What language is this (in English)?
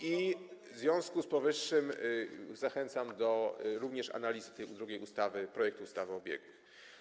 Polish